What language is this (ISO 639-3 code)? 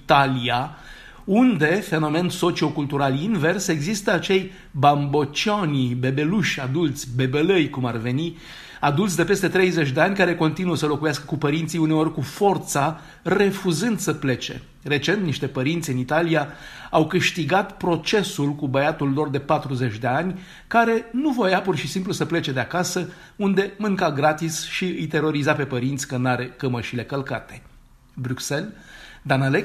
ron